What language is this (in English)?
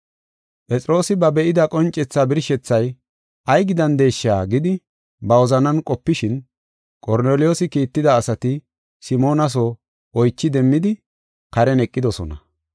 Gofa